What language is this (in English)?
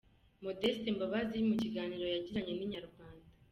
Kinyarwanda